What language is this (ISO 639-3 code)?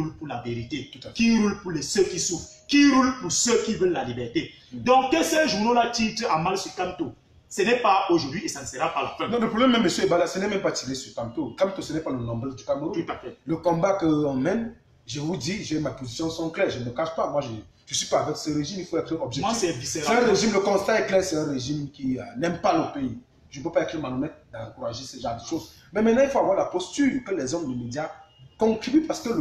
fra